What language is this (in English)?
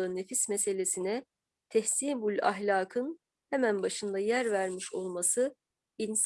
Turkish